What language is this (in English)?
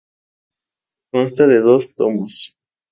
Spanish